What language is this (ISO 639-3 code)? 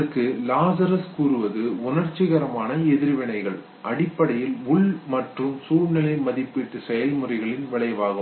tam